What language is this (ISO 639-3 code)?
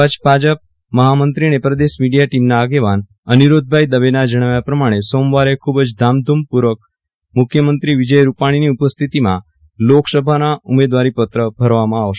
guj